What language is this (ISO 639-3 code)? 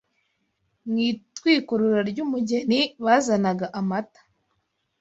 kin